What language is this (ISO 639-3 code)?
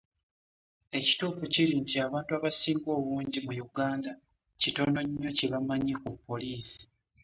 lug